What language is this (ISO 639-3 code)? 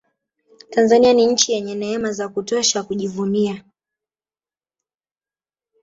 swa